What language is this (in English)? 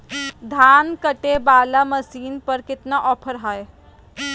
Magahi